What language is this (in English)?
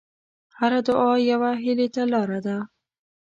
Pashto